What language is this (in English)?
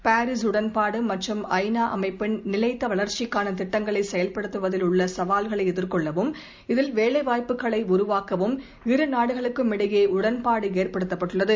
Tamil